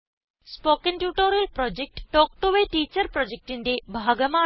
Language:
Malayalam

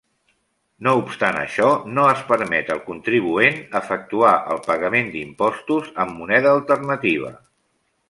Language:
Catalan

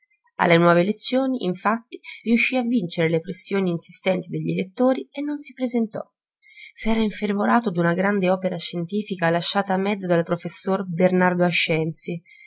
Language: Italian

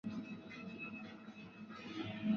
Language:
Chinese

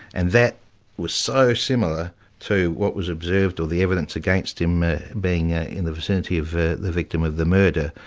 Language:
English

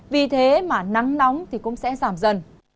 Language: Vietnamese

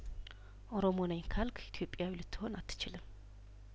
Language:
Amharic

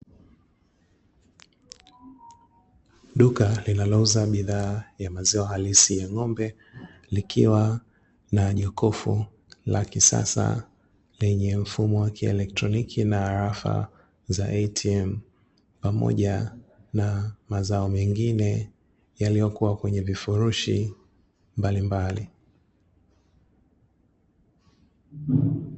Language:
Swahili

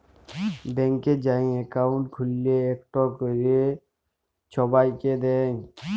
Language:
Bangla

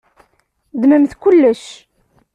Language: Kabyle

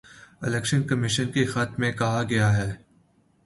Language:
Urdu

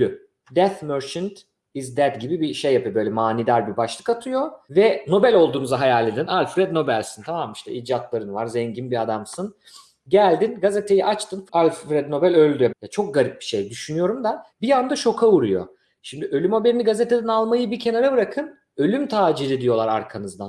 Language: Turkish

